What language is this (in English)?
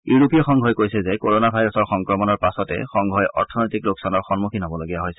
Assamese